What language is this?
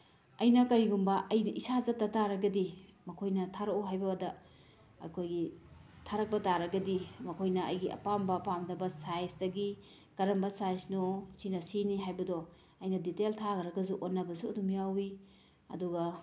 Manipuri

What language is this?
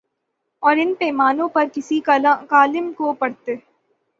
Urdu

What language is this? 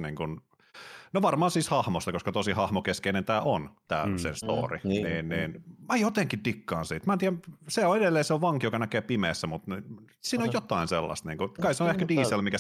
Finnish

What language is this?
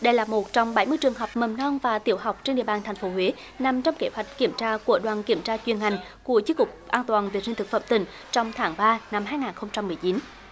Vietnamese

